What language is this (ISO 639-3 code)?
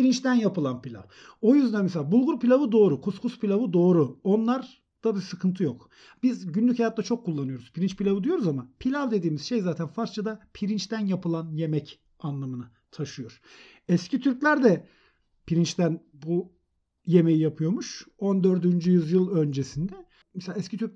tur